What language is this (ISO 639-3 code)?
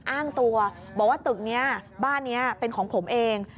tha